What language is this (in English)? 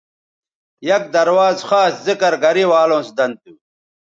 Bateri